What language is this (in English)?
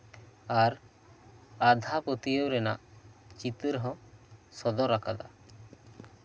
Santali